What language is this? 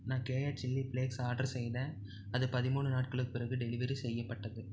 Tamil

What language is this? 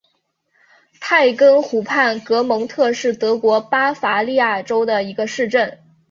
Chinese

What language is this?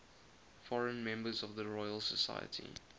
English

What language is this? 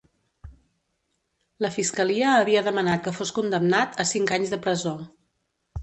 Catalan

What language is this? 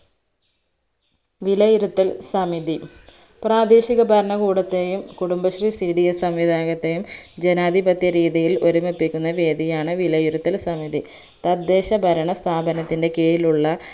Malayalam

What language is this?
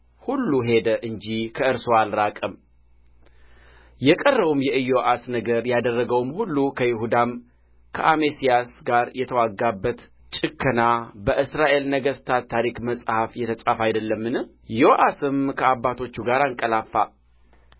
Amharic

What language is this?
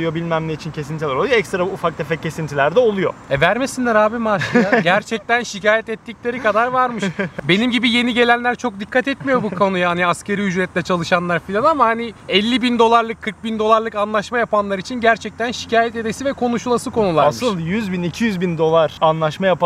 Turkish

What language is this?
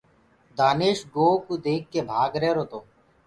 Gurgula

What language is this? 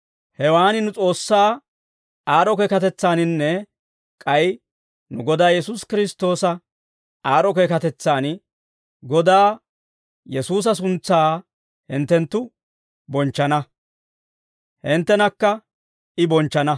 Dawro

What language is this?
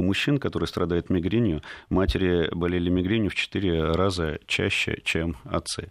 Russian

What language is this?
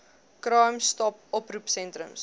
Afrikaans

